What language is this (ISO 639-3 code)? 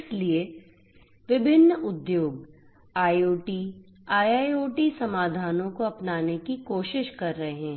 hin